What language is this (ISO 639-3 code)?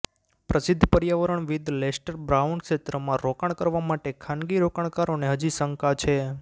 guj